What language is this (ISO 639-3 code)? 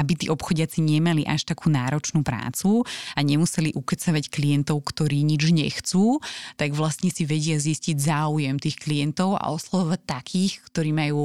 slk